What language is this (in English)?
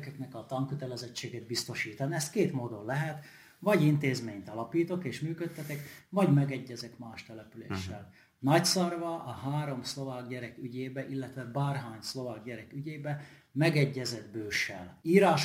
Hungarian